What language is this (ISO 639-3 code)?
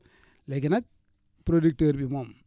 wol